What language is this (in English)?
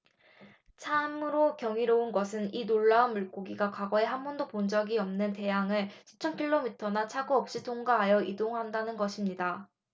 Korean